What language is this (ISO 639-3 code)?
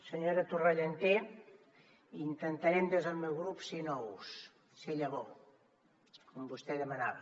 cat